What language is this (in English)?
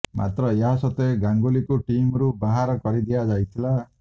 Odia